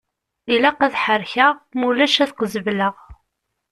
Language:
Kabyle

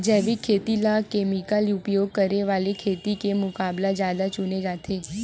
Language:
Chhattisgarhi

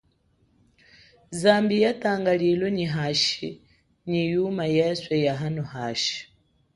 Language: Chokwe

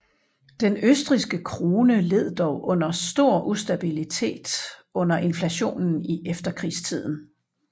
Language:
Danish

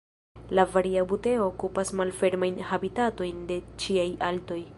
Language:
Esperanto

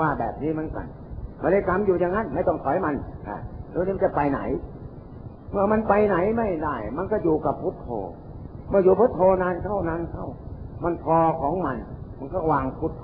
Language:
Thai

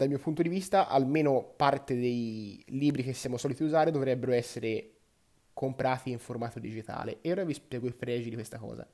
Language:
Italian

